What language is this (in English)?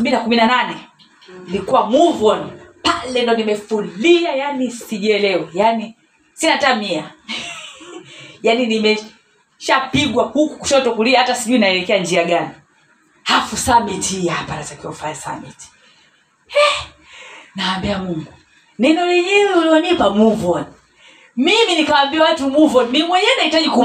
Swahili